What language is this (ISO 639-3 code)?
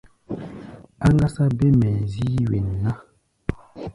gba